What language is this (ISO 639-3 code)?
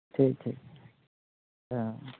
sat